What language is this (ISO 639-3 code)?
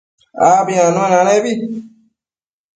mcf